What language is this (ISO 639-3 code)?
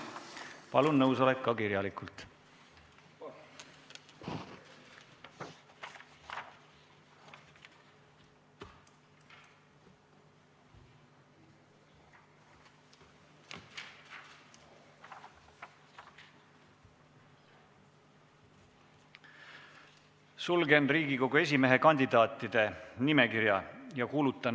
est